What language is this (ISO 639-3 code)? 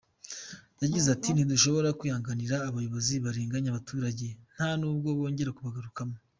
kin